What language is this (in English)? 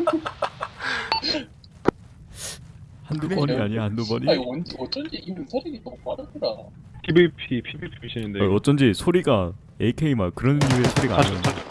Korean